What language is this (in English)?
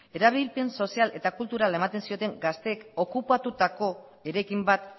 Basque